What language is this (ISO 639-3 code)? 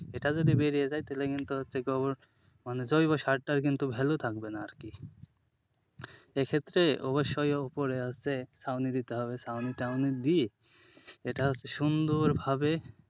ben